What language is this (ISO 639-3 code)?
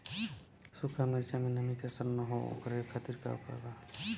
bho